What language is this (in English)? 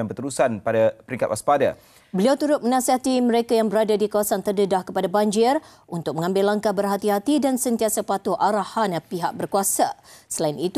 Malay